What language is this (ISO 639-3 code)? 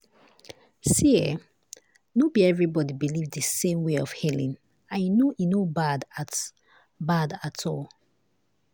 pcm